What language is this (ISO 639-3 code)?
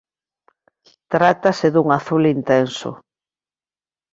glg